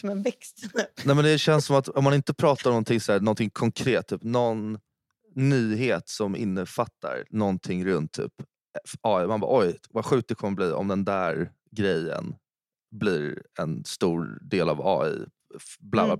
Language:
Swedish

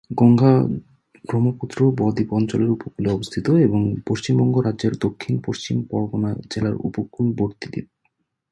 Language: Bangla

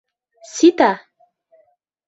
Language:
Mari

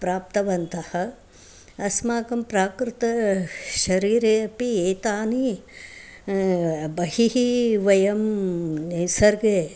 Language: Sanskrit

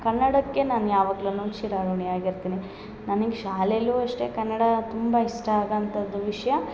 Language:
Kannada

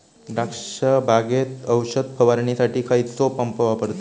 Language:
Marathi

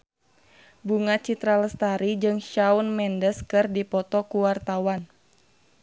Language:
Sundanese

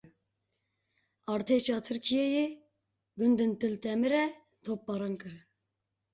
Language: Kurdish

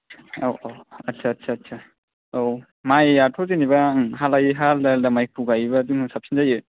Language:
Bodo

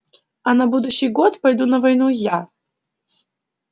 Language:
Russian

